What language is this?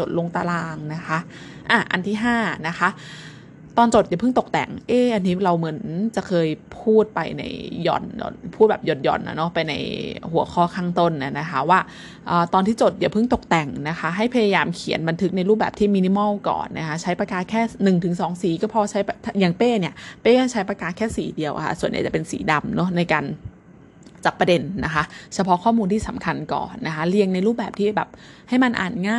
Thai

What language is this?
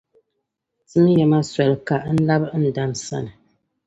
Dagbani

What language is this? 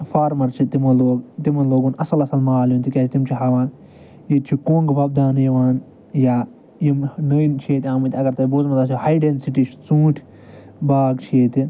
Kashmiri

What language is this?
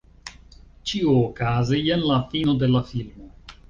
Esperanto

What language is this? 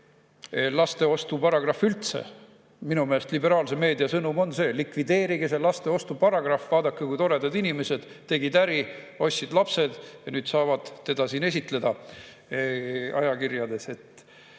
Estonian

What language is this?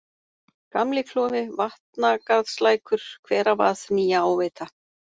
Icelandic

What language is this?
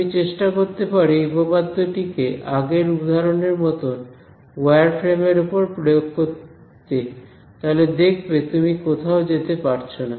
Bangla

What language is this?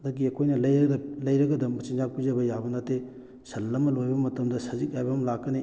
Manipuri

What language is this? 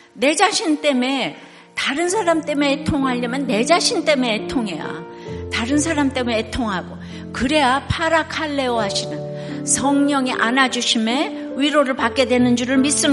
Korean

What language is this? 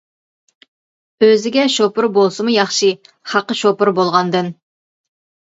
Uyghur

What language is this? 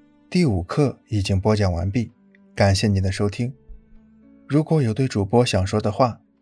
Chinese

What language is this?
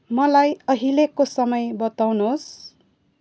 Nepali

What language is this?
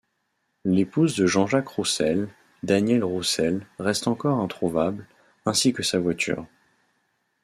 French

